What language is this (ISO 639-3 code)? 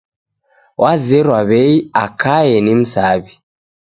dav